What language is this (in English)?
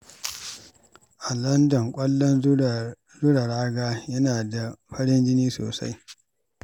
Hausa